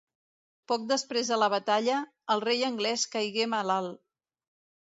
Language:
Catalan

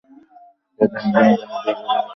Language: Bangla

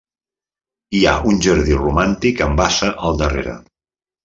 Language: Catalan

